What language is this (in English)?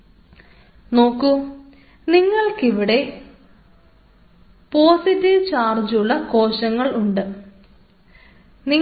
Malayalam